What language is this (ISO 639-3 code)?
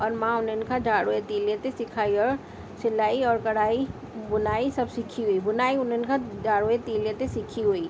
snd